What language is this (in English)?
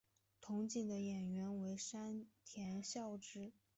Chinese